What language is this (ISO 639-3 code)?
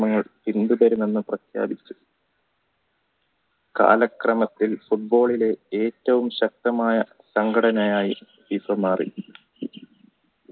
mal